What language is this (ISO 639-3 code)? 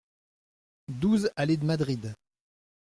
fra